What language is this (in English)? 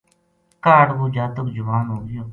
Gujari